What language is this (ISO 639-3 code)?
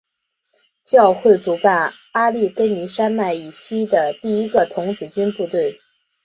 zho